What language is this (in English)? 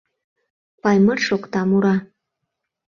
Mari